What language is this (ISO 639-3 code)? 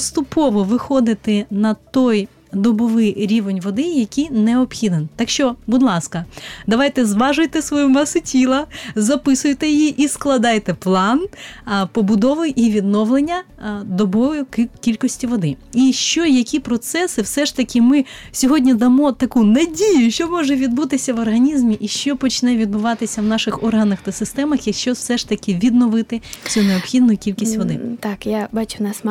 ukr